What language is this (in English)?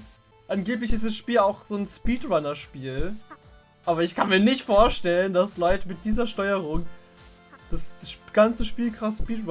German